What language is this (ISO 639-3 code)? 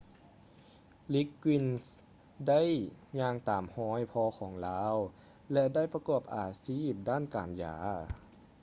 lao